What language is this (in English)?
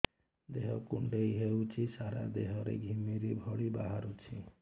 Odia